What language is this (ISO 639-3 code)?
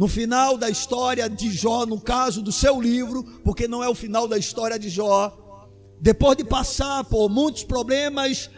por